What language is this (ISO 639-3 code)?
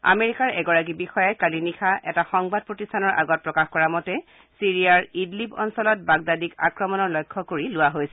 asm